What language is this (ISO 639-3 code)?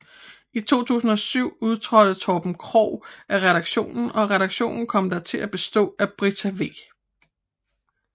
dan